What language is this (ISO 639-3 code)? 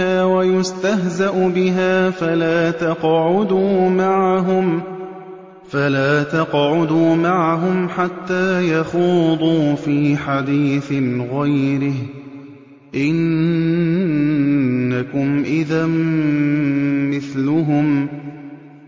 ara